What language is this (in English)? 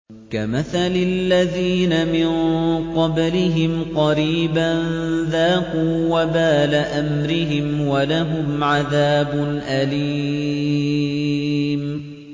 Arabic